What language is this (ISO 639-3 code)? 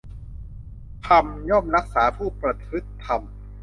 tha